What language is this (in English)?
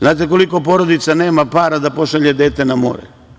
Serbian